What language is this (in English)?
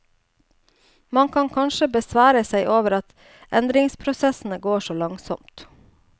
Norwegian